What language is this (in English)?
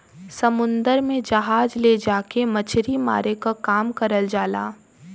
Bhojpuri